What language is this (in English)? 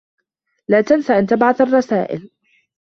Arabic